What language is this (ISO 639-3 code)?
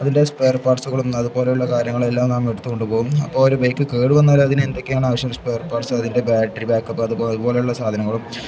mal